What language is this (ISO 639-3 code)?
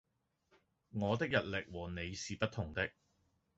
yue